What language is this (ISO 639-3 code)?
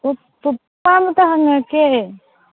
mni